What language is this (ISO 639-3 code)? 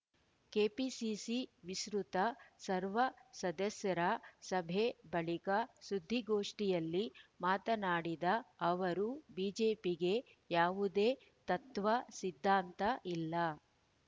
kan